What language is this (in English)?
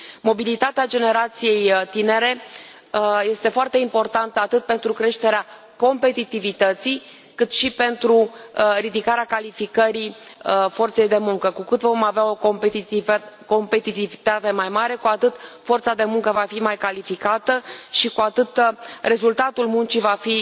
Romanian